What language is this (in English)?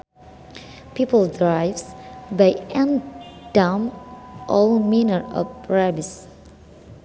Sundanese